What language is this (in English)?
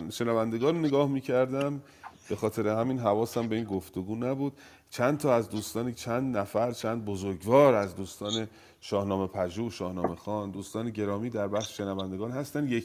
Persian